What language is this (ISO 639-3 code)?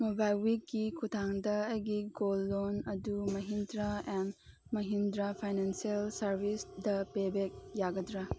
mni